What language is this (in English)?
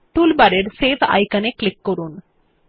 Bangla